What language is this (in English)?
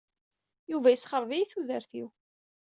Kabyle